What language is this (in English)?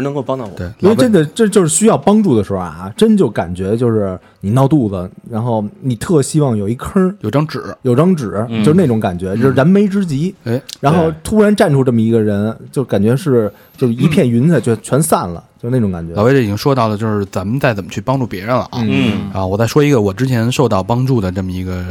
Chinese